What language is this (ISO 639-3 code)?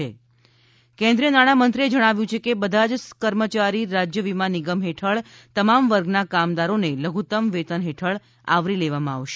guj